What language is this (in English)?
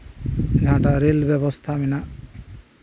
Santali